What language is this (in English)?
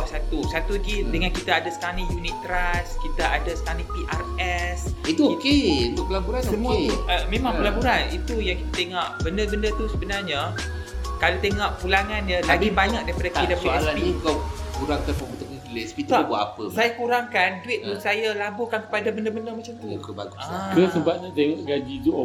Malay